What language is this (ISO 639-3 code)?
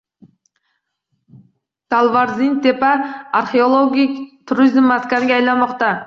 uzb